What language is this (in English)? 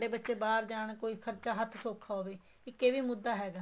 Punjabi